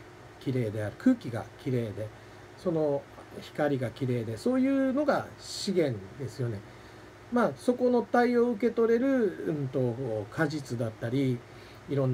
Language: Japanese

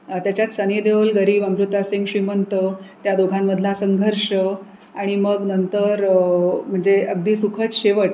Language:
Marathi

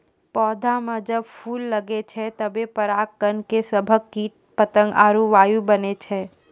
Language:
Maithili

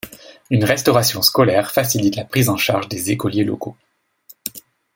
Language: French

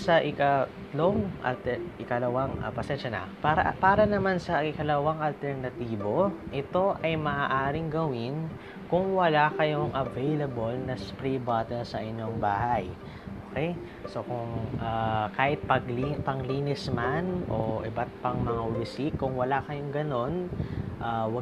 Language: Filipino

